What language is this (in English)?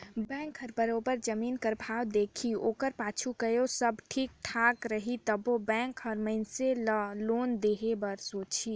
Chhattisgarhi